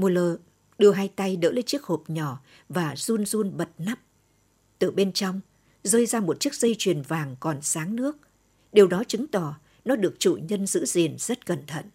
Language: Vietnamese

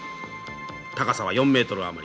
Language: Japanese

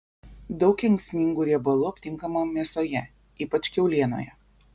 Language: Lithuanian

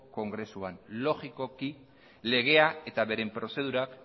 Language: Basque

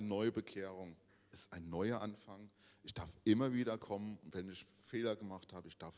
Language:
German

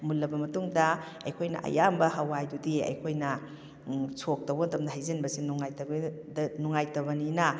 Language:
Manipuri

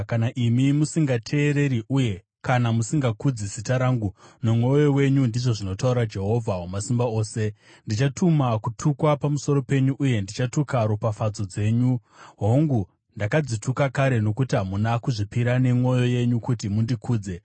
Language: Shona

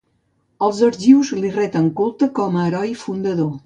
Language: Catalan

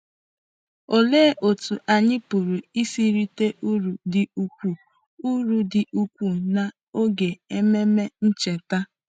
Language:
Igbo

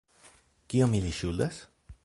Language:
Esperanto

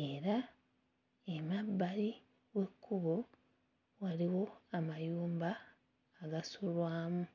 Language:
Ganda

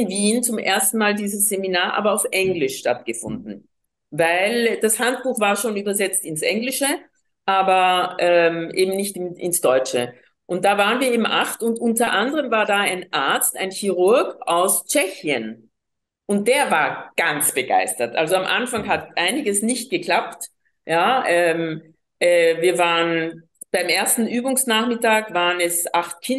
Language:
German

